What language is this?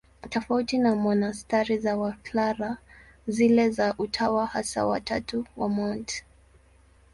Swahili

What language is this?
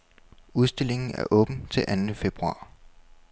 Danish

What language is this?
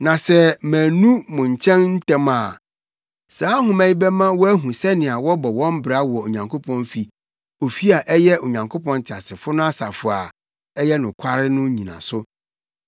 Akan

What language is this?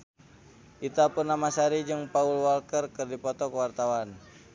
Sundanese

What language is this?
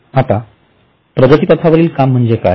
Marathi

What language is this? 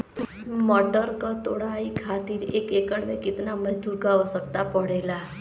Bhojpuri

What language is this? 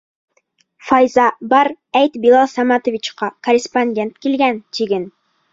Bashkir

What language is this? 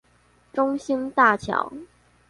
Chinese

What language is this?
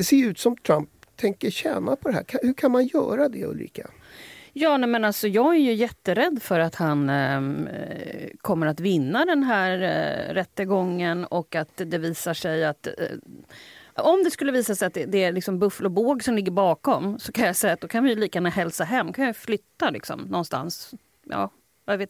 Swedish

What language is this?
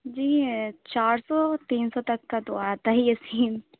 Urdu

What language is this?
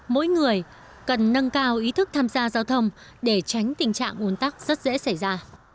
Vietnamese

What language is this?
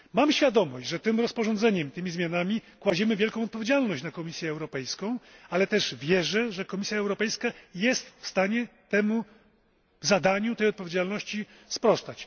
Polish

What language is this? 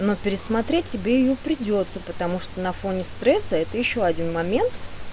Russian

